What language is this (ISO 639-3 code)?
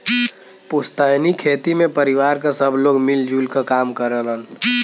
bho